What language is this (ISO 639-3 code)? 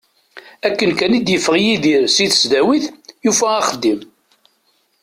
kab